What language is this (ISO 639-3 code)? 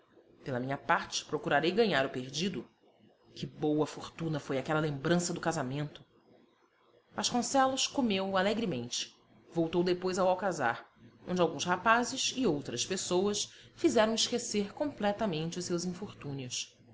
por